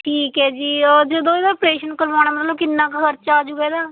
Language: Punjabi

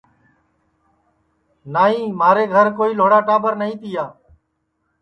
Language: Sansi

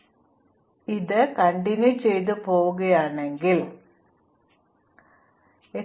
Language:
Malayalam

